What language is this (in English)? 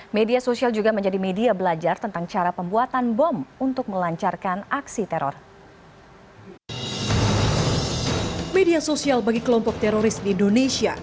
Indonesian